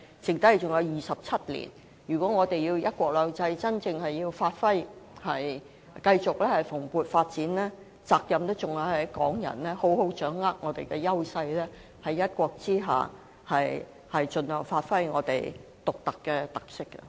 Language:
Cantonese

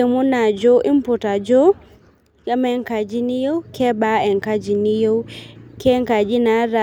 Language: Masai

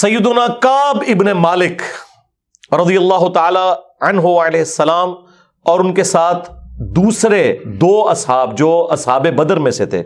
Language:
Urdu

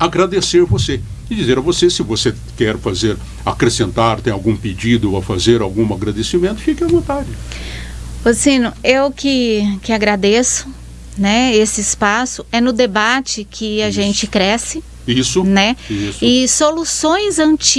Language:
Portuguese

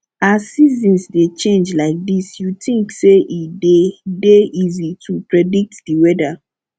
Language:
Nigerian Pidgin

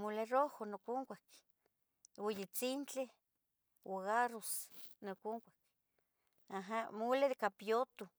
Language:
Tetelcingo Nahuatl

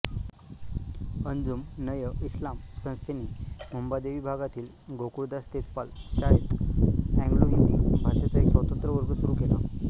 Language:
Marathi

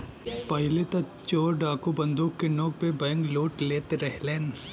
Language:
Bhojpuri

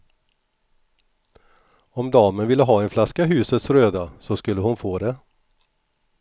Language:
Swedish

